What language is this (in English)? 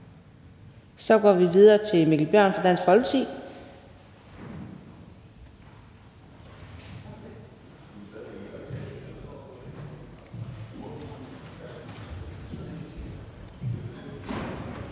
Danish